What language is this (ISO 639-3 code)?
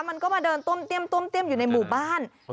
tha